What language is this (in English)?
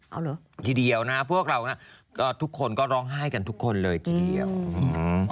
Thai